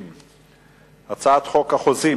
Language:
Hebrew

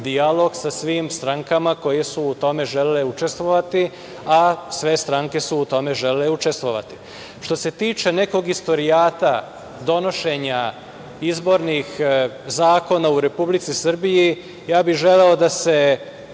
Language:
Serbian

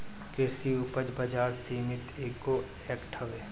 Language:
Bhojpuri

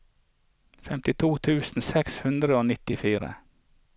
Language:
Norwegian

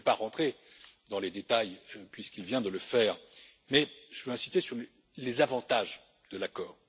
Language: French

